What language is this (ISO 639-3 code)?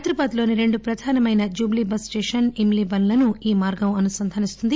tel